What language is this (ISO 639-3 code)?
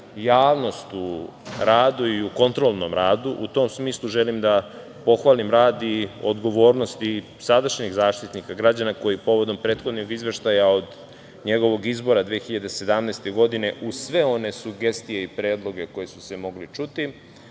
srp